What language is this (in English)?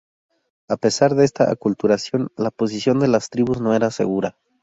Spanish